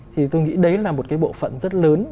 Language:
Vietnamese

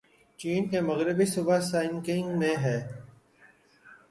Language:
Urdu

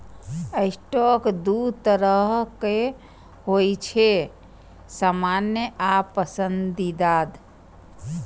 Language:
Maithili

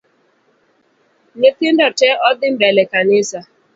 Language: Luo (Kenya and Tanzania)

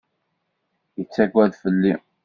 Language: Kabyle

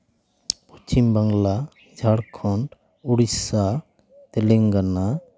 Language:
Santali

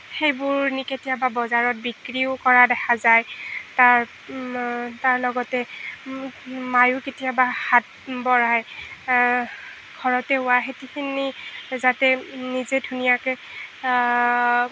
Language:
Assamese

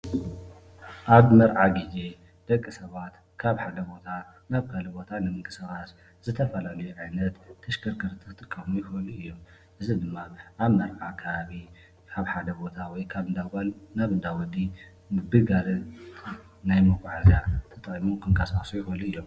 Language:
Tigrinya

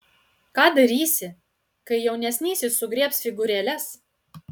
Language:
Lithuanian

